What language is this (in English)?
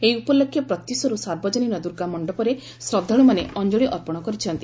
Odia